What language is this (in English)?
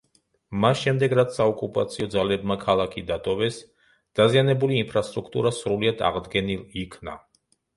Georgian